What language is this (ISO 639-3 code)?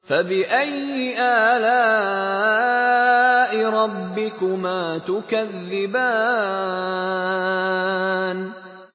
ara